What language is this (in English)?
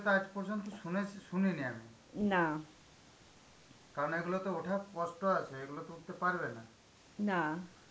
Bangla